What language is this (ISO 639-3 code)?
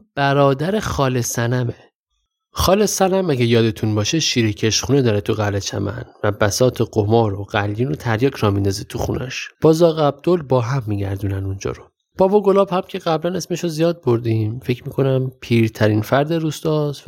fas